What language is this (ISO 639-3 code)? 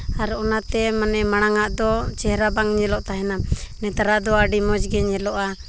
sat